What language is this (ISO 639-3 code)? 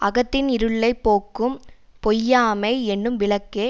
tam